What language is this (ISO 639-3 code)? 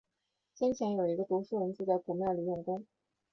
zho